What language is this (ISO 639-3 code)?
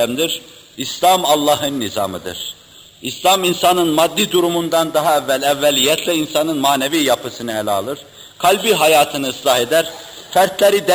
tur